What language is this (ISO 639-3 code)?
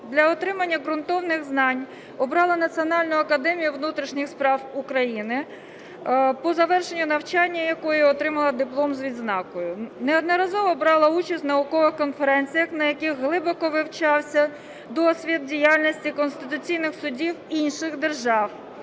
ukr